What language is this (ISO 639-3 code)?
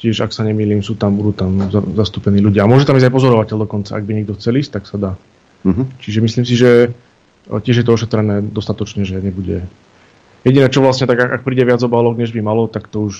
slk